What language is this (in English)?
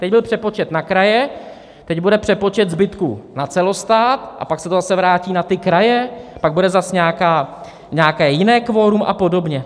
Czech